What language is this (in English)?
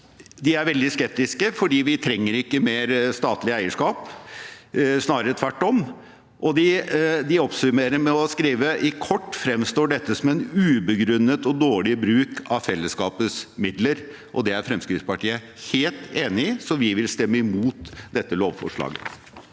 Norwegian